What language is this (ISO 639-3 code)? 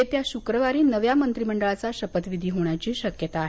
mar